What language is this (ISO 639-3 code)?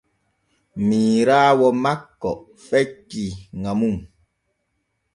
fue